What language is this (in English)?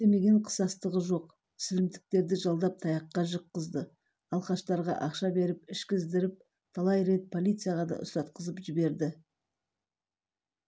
Kazakh